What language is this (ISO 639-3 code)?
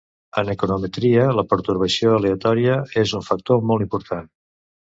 cat